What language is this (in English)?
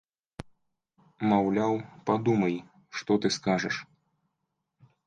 Belarusian